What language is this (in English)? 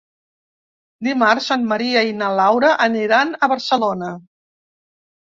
Catalan